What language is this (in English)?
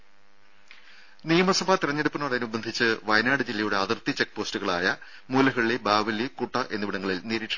Malayalam